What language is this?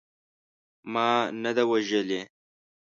Pashto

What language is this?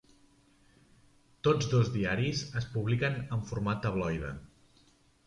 Catalan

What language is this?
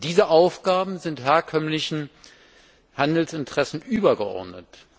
German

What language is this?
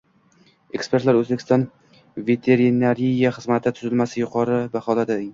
Uzbek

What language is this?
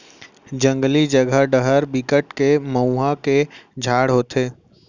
Chhattisgarhi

